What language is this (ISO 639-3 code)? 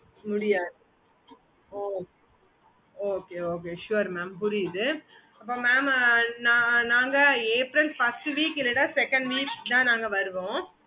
tam